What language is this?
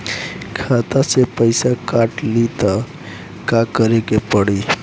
Bhojpuri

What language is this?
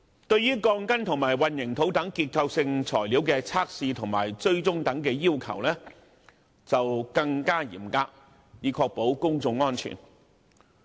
Cantonese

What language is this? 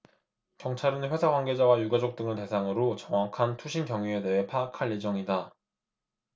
Korean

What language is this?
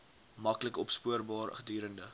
Afrikaans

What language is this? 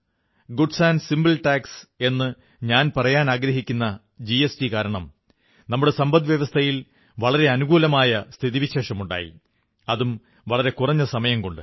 Malayalam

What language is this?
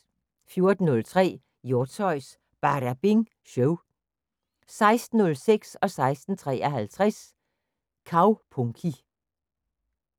Danish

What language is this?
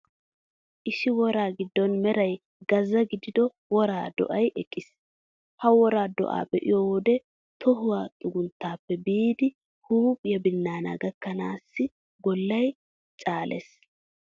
Wolaytta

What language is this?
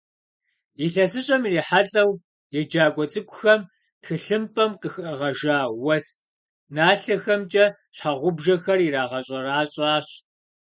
Kabardian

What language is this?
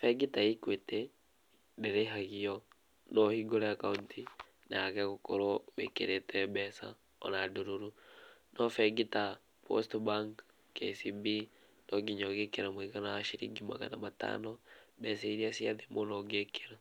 Kikuyu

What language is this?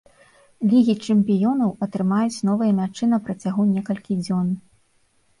Belarusian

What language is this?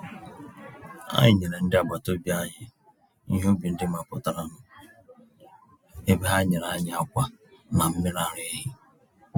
Igbo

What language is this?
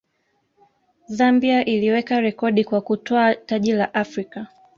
Swahili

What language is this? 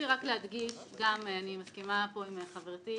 Hebrew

